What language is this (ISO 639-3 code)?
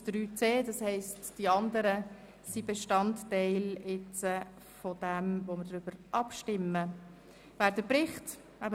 gsw